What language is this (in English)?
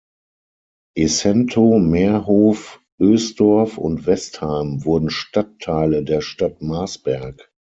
German